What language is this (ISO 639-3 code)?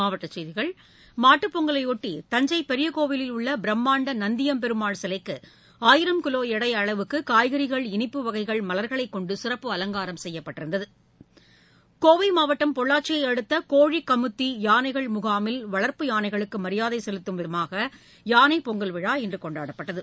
tam